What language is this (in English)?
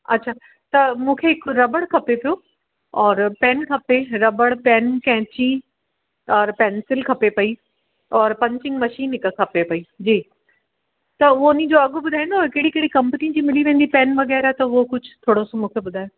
Sindhi